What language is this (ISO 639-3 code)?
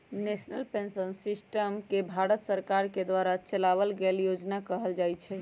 mag